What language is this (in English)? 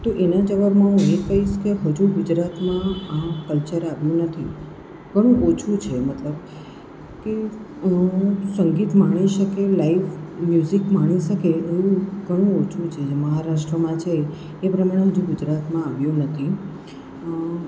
Gujarati